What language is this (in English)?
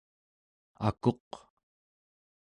Central Yupik